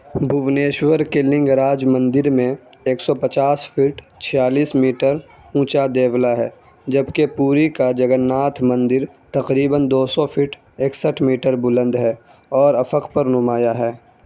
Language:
Urdu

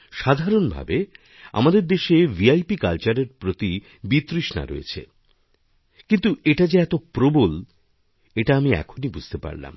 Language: Bangla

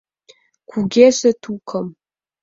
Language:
Mari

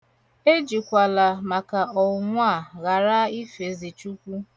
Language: Igbo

